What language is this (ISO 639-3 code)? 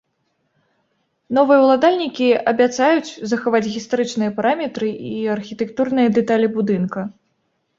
bel